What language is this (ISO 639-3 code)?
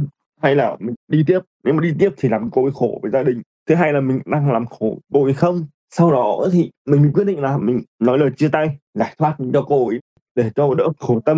vie